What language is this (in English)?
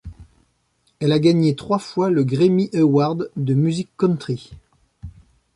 French